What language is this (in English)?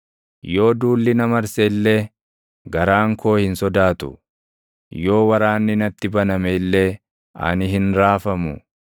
Oromo